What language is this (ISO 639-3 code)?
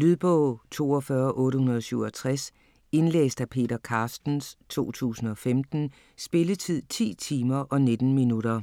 dan